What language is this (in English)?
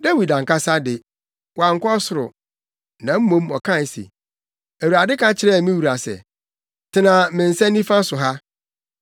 Akan